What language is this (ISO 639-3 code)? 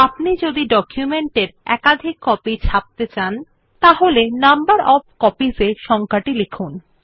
ben